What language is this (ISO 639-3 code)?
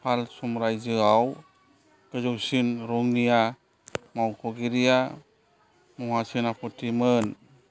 brx